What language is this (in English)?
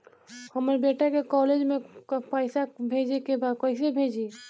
Bhojpuri